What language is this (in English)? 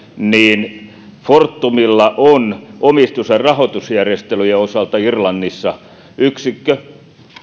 Finnish